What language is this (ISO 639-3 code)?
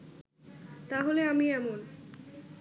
ben